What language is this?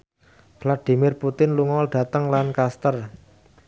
Javanese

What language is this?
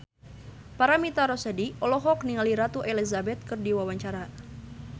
Sundanese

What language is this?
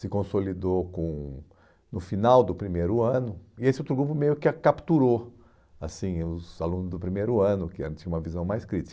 Portuguese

